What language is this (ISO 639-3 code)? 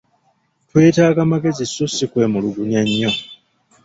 lug